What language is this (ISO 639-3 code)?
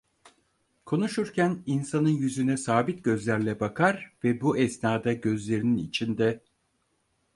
tur